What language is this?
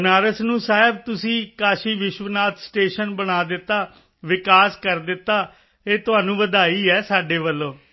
Punjabi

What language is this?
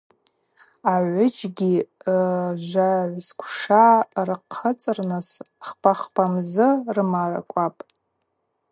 Abaza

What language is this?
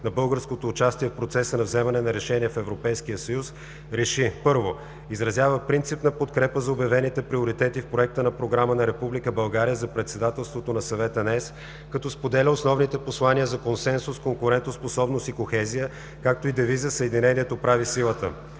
Bulgarian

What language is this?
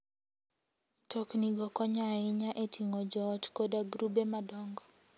Luo (Kenya and Tanzania)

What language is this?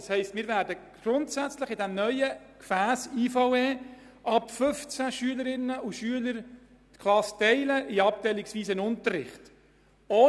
Swiss German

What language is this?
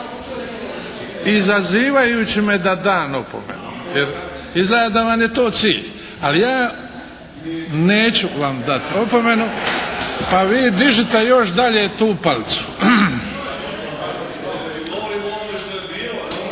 Croatian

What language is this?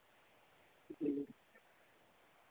Dogri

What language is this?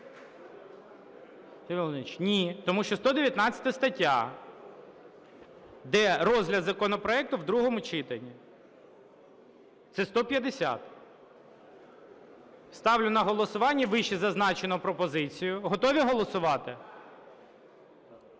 Ukrainian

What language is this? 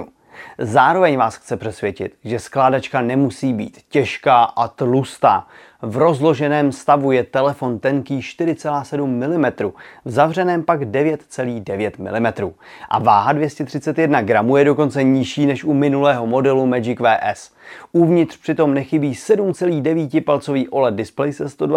Czech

